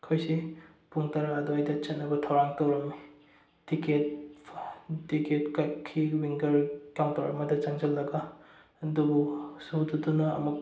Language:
Manipuri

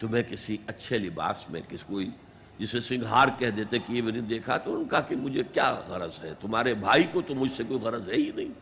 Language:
Urdu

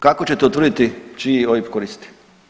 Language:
Croatian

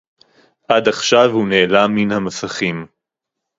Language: Hebrew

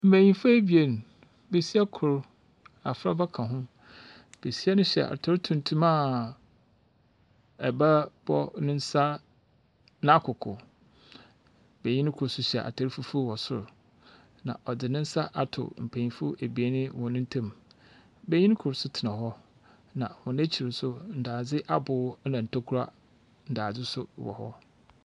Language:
Akan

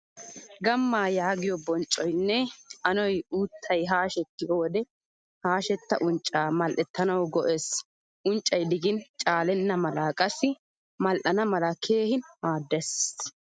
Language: Wolaytta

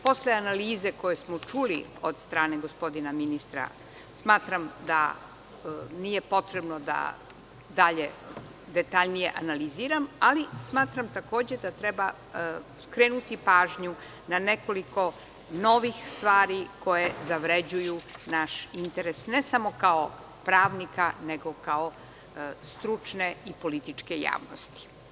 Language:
Serbian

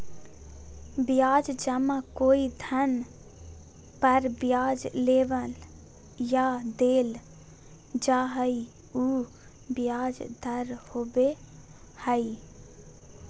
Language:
Magahi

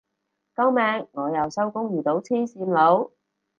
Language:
Cantonese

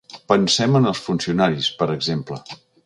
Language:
Catalan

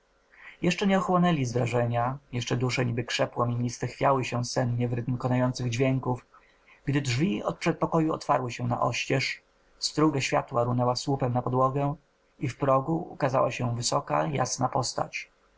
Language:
Polish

